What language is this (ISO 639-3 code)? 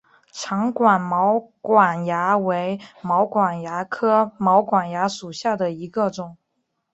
zho